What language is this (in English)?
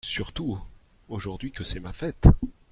French